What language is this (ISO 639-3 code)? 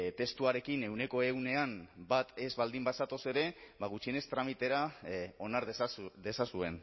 eus